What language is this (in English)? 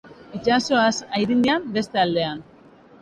Basque